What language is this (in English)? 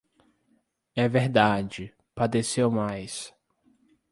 Portuguese